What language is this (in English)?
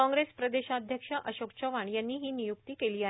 Marathi